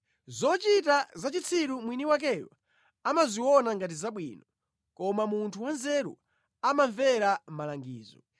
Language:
Nyanja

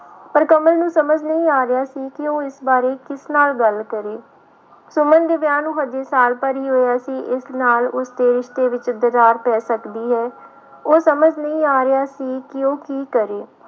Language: Punjabi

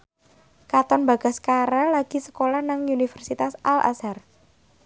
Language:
Javanese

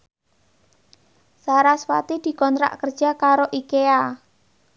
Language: Javanese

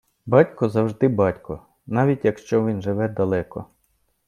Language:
Ukrainian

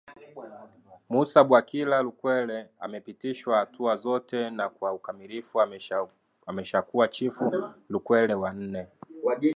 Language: Swahili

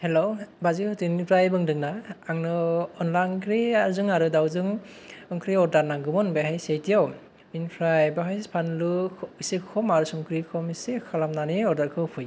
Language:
Bodo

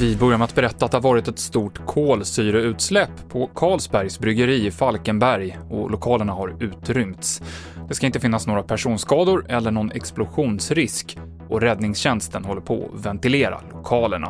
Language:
Swedish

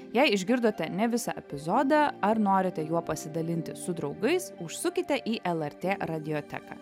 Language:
Lithuanian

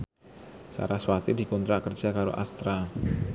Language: Javanese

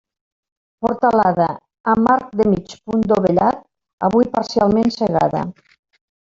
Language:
Catalan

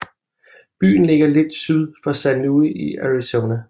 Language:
Danish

